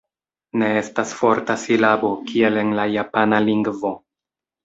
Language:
Esperanto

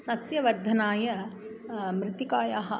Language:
Sanskrit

